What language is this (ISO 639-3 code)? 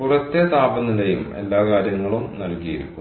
mal